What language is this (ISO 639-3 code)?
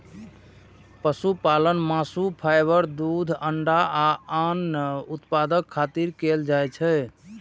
mai